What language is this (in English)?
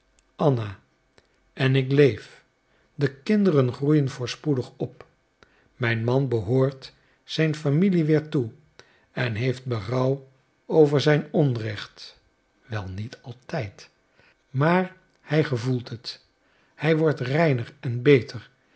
Dutch